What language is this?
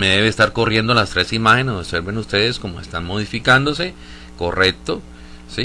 Spanish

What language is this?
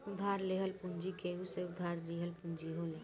Bhojpuri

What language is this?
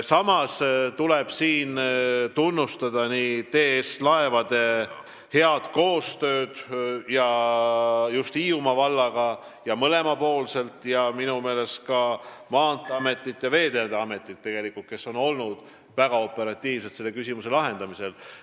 Estonian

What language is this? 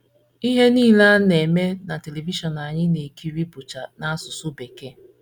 Igbo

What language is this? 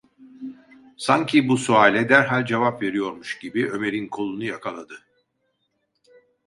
Turkish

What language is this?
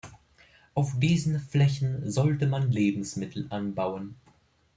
German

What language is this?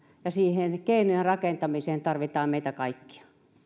Finnish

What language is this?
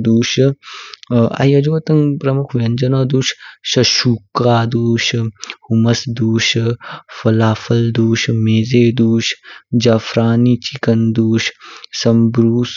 Kinnauri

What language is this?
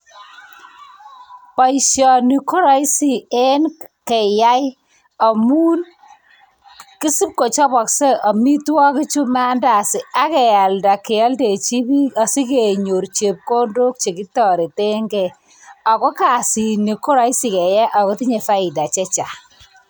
Kalenjin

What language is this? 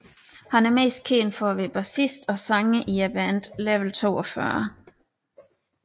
Danish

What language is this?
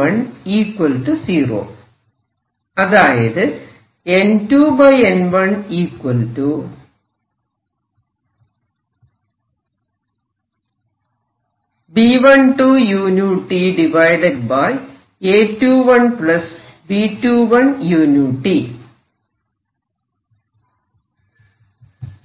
Malayalam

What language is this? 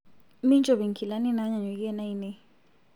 Masai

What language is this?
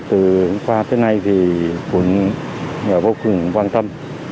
Vietnamese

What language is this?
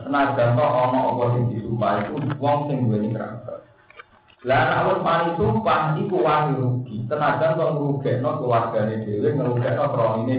Indonesian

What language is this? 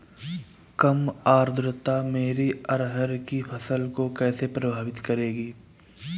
Hindi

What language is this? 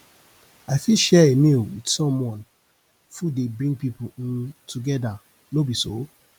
Nigerian Pidgin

